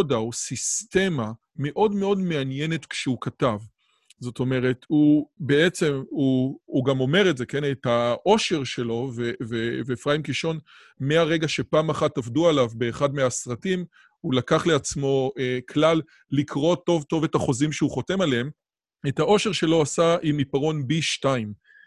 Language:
Hebrew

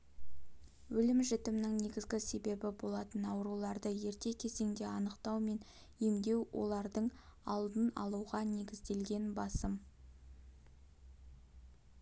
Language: Kazakh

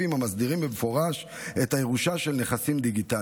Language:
Hebrew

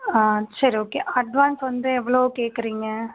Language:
Tamil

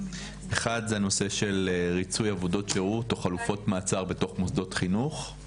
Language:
Hebrew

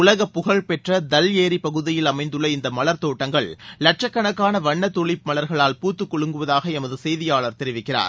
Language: Tamil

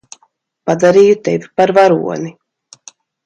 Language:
Latvian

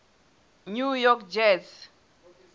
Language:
Southern Sotho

